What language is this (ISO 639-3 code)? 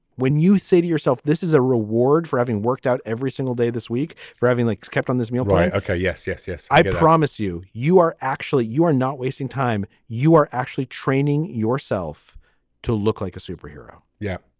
eng